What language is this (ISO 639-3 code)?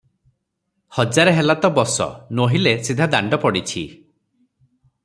ori